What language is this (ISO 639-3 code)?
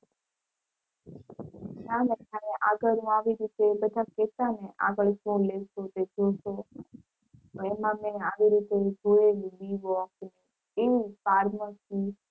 guj